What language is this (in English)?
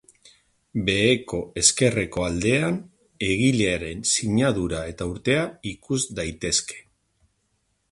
Basque